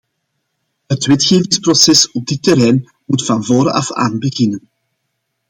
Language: Dutch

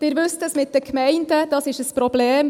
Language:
Swiss German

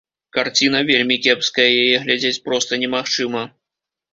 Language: Belarusian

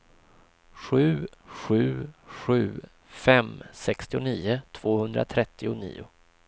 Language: Swedish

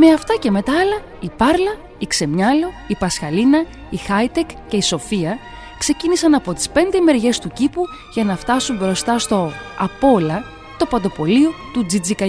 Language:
Greek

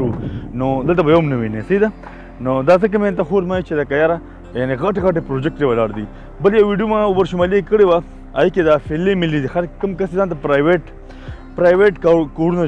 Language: Romanian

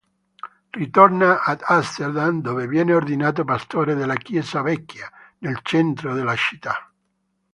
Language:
Italian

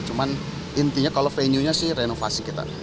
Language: Indonesian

